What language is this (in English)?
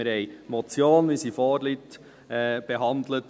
Swiss German